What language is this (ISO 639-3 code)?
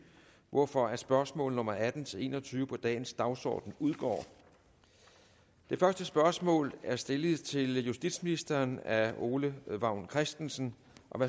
dan